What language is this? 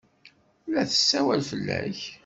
Kabyle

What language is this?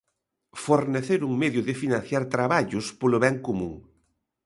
Galician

